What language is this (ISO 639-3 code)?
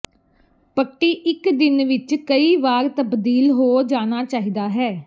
pan